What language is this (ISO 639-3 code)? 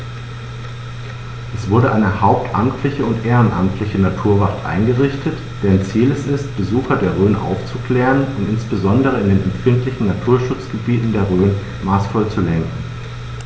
deu